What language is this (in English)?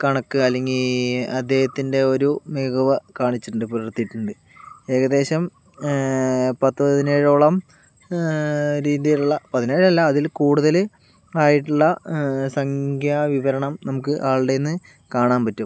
Malayalam